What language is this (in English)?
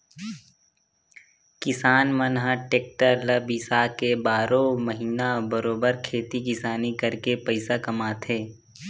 Chhattisgarhi